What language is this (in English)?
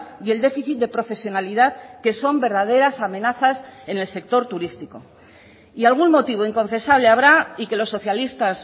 Spanish